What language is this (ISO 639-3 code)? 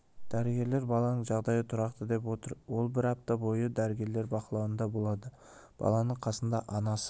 kaz